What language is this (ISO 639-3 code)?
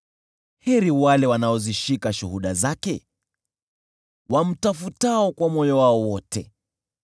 swa